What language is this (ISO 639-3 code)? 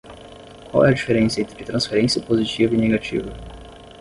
por